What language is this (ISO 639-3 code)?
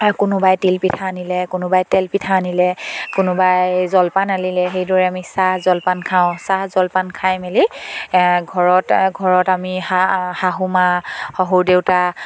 asm